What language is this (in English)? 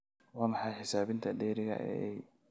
Somali